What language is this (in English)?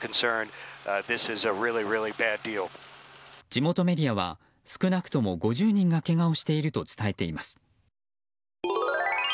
Japanese